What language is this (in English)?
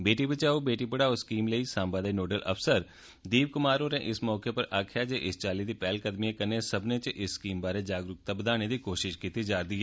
Dogri